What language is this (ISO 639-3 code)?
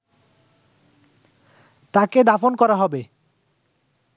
ben